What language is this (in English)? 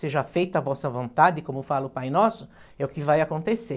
Portuguese